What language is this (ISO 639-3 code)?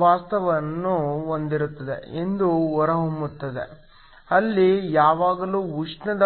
kan